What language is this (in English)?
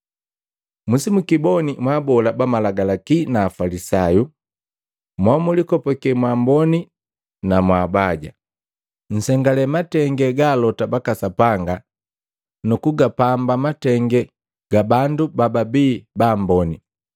Matengo